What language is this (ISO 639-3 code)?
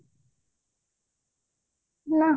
ori